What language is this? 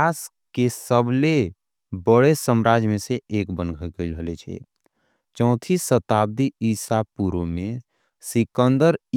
Angika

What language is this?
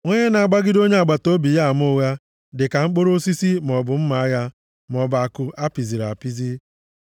Igbo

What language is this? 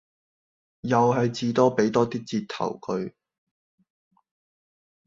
Cantonese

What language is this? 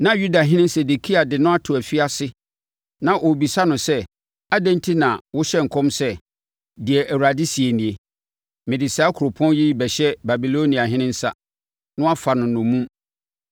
Akan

